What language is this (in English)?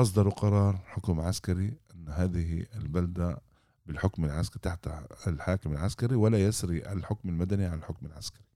Arabic